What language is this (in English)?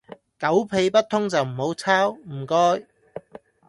Cantonese